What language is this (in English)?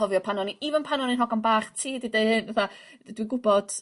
Welsh